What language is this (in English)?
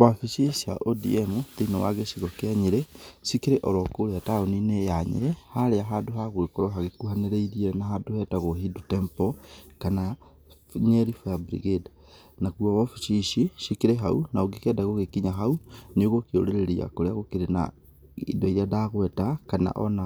Kikuyu